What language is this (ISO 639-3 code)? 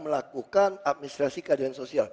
ind